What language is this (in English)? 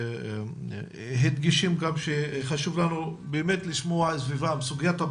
Hebrew